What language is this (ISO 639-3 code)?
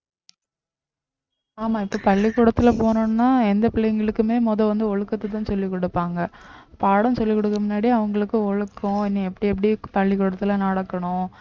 tam